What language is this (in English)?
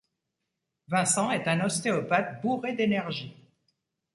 French